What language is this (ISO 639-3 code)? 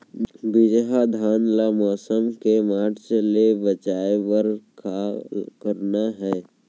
hne